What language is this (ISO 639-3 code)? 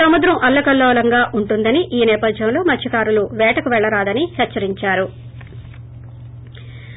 tel